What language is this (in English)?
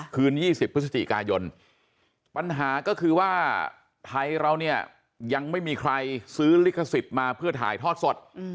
Thai